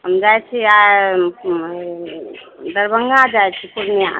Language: Maithili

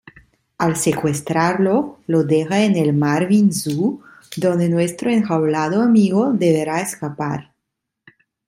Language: Spanish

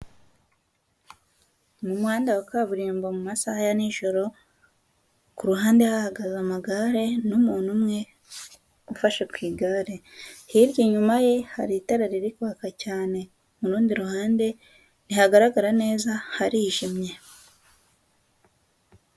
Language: Kinyarwanda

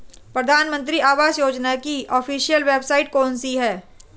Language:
Hindi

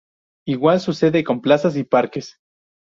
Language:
Spanish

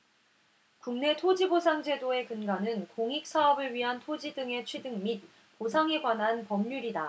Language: Korean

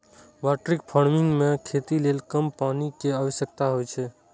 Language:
Maithili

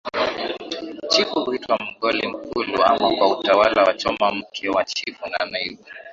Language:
Swahili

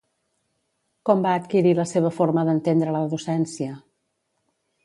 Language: Catalan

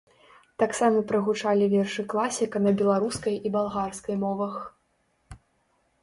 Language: Belarusian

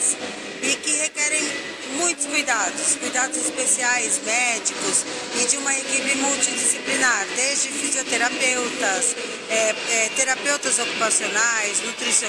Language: Portuguese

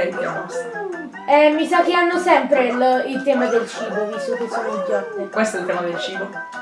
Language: Italian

